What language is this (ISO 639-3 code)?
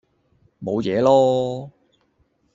yue